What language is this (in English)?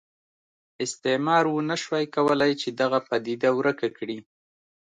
Pashto